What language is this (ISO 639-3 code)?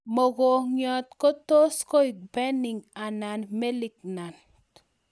kln